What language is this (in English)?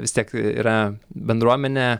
Lithuanian